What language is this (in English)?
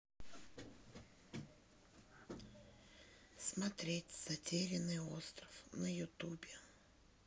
Russian